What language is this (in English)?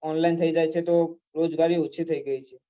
Gujarati